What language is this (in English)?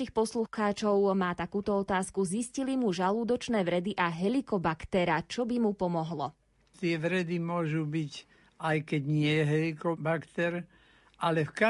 Slovak